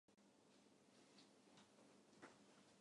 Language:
Japanese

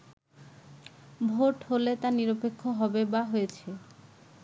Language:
Bangla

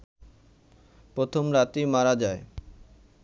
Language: Bangla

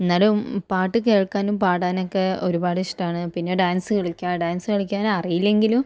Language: Malayalam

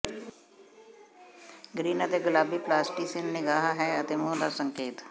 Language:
Punjabi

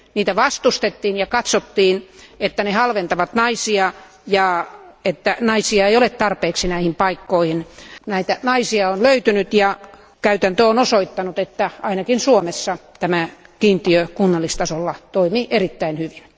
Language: Finnish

